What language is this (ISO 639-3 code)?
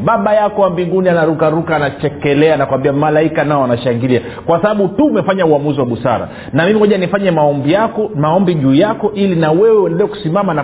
swa